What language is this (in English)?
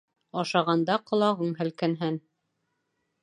Bashkir